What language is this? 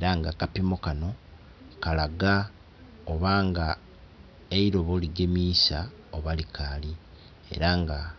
Soga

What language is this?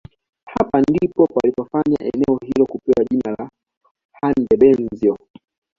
Swahili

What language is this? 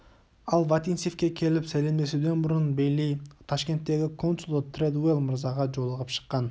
Kazakh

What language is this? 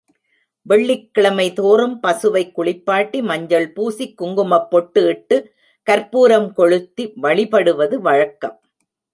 Tamil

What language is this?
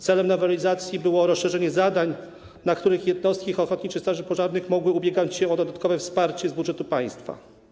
Polish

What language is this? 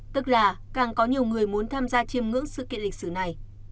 Vietnamese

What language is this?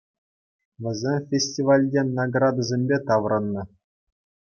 Chuvash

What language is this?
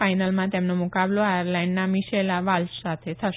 Gujarati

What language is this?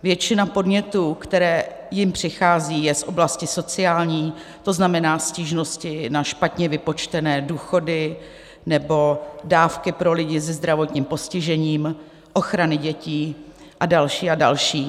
Czech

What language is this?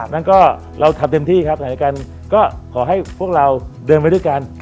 Thai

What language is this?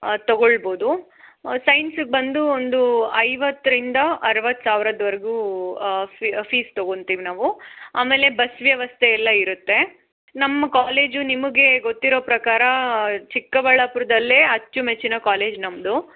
Kannada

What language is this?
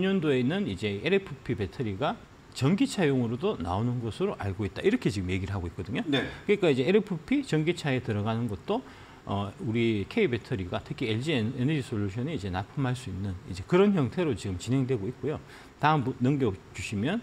Korean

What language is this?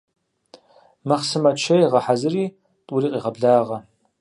Kabardian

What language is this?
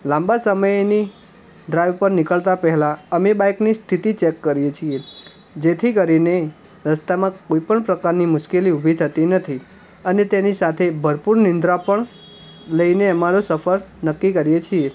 Gujarati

